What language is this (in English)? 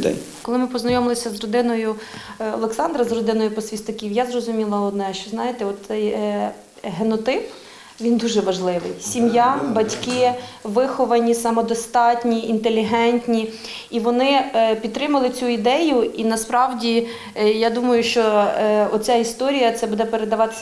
Ukrainian